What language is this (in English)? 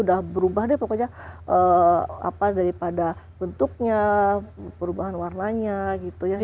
Indonesian